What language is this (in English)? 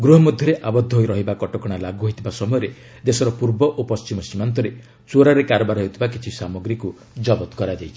Odia